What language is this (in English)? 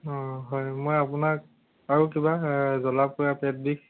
Assamese